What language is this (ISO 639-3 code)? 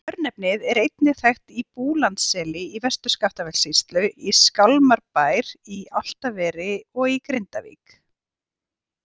isl